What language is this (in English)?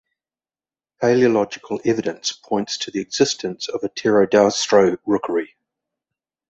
English